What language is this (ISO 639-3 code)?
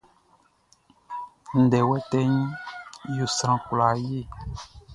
bci